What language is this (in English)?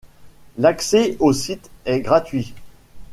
French